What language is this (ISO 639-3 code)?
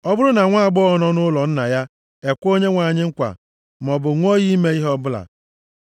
ibo